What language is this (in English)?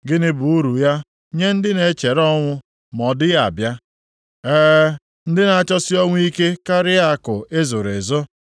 Igbo